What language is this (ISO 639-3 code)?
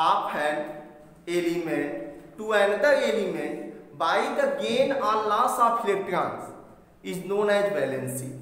hin